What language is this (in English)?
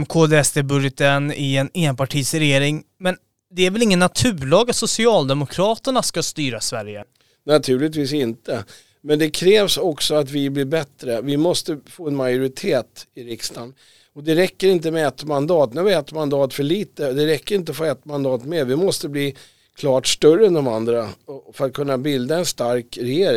Swedish